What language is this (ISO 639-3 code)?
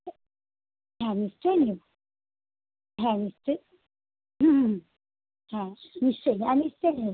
ben